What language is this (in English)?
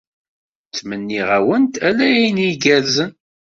Kabyle